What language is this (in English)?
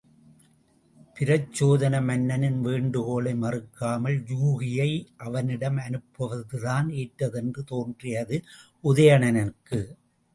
Tamil